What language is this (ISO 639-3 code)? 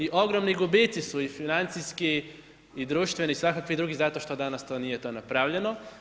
hrv